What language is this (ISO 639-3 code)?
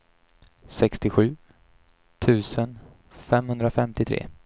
swe